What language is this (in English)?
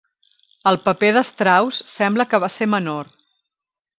Catalan